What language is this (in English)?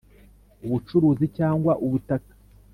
Kinyarwanda